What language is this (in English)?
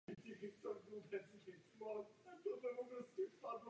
Czech